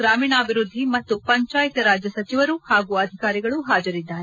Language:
Kannada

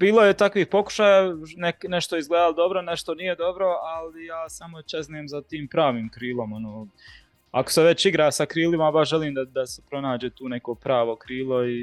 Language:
Croatian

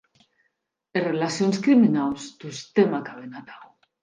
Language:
Occitan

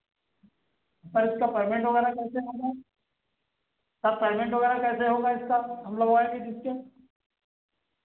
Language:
Hindi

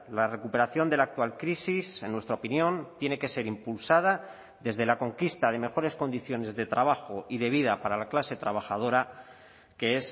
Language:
Spanish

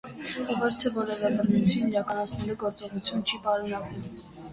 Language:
Armenian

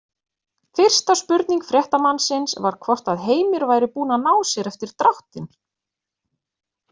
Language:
Icelandic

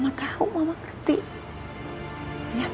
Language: Indonesian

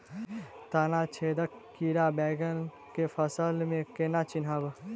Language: Maithili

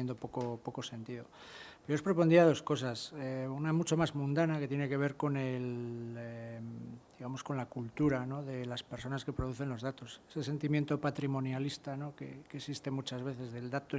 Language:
Spanish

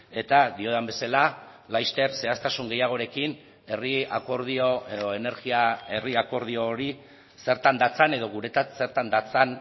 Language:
Basque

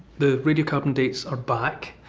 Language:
English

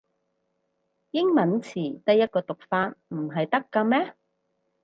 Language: Cantonese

